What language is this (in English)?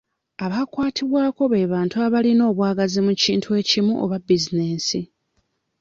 Ganda